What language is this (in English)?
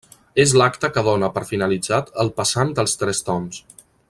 Catalan